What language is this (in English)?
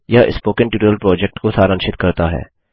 Hindi